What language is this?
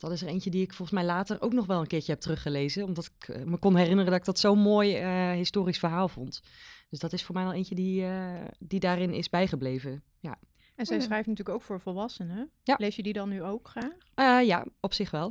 Dutch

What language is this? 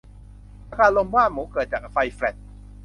Thai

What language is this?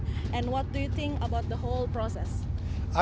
Indonesian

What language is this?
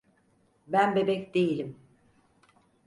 Turkish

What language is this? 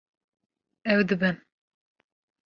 Kurdish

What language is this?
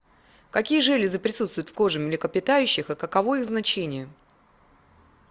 Russian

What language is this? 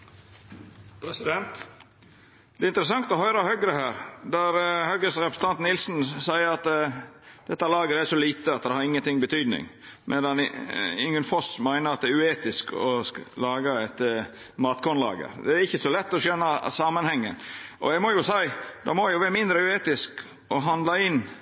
Norwegian Nynorsk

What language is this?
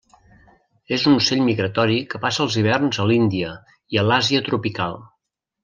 Catalan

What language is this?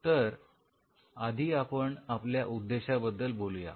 Marathi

